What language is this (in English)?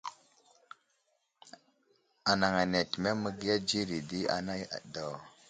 Wuzlam